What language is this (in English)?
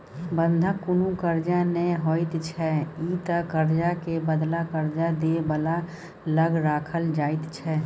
Maithili